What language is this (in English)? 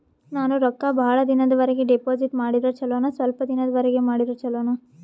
Kannada